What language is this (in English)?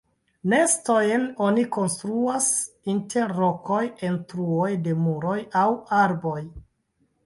Esperanto